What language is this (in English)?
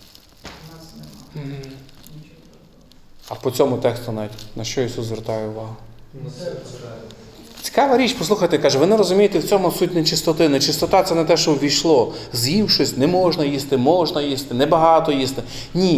Ukrainian